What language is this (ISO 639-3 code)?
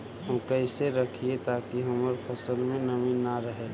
mag